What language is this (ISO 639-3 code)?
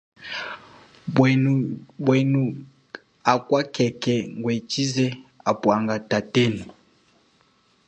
cjk